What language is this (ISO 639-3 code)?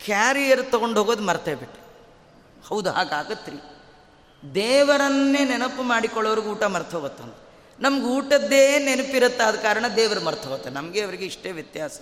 kan